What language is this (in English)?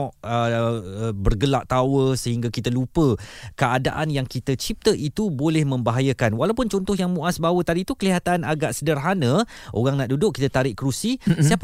Malay